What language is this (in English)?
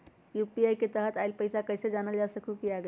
Magahi